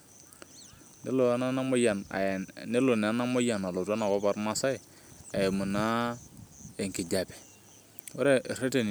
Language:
Masai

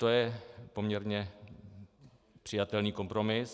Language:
Czech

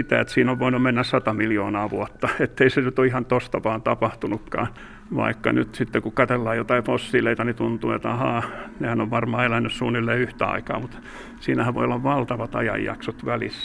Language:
Finnish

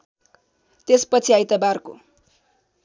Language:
Nepali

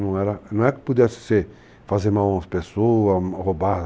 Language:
Portuguese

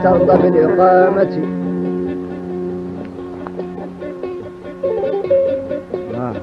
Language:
Arabic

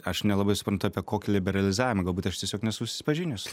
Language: Lithuanian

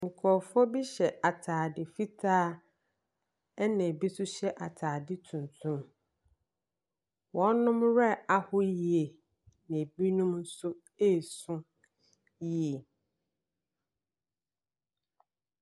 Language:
Akan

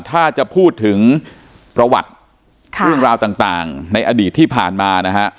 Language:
Thai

